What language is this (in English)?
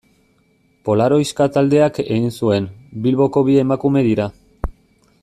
Basque